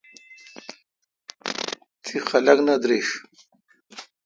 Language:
Kalkoti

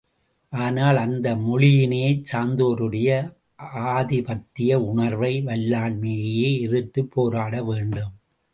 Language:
Tamil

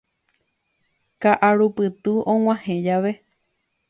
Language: Guarani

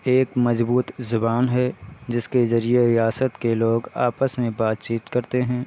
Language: Urdu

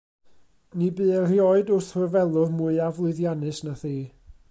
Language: Welsh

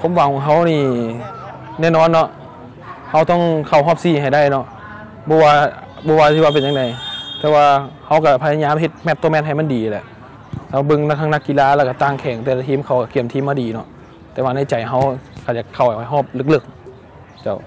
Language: Thai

